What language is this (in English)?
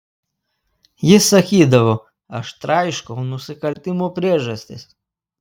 Lithuanian